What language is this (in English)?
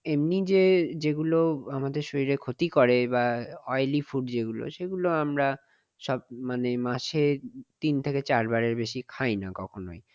Bangla